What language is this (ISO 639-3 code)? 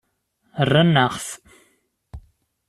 kab